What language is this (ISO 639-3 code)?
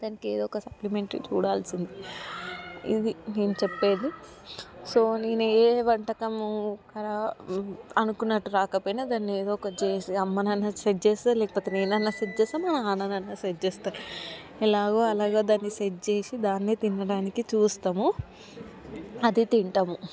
tel